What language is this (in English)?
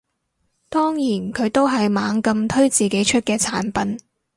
Cantonese